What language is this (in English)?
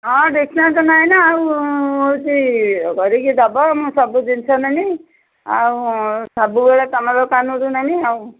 Odia